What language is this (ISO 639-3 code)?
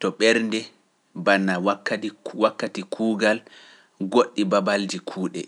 fuf